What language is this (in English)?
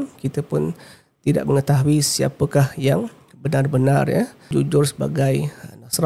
Malay